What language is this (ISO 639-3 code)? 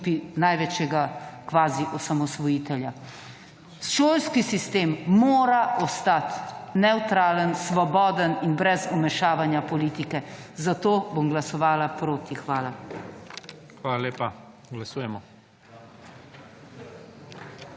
slv